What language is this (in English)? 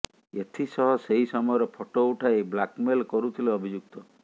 Odia